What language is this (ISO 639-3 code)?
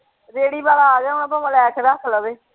pan